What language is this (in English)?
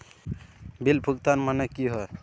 Magahi